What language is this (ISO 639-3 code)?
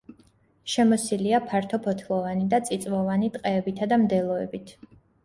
kat